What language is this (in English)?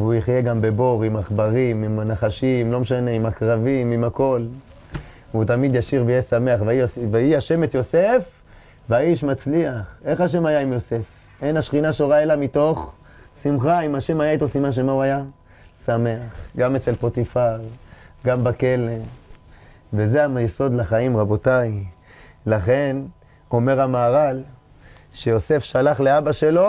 Hebrew